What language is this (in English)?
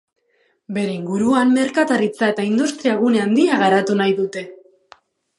Basque